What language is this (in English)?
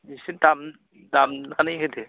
Bodo